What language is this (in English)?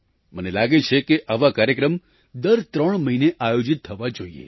Gujarati